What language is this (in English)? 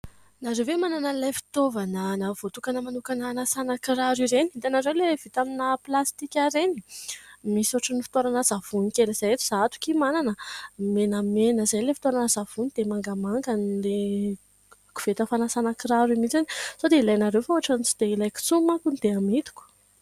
Malagasy